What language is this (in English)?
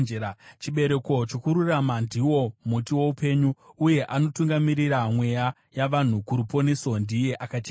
Shona